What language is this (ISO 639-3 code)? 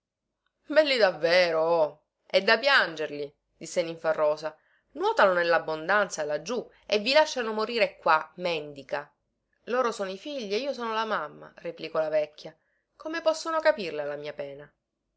ita